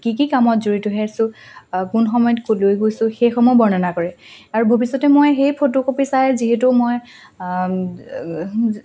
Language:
Assamese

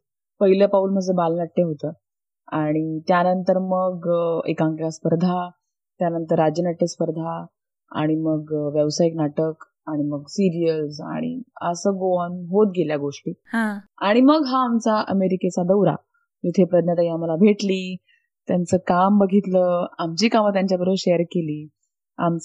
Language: Marathi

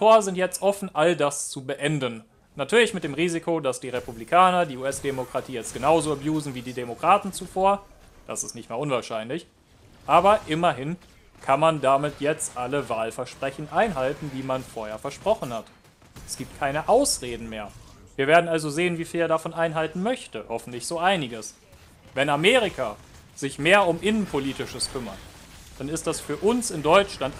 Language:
German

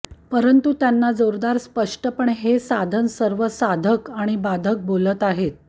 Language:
Marathi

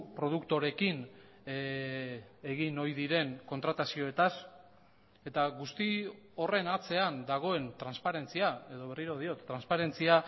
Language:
Basque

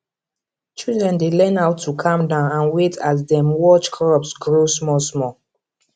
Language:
Nigerian Pidgin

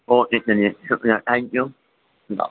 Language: Urdu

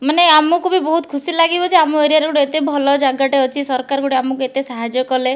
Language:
Odia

